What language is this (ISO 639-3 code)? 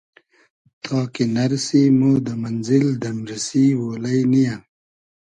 haz